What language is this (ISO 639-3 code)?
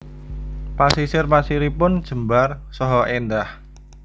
jav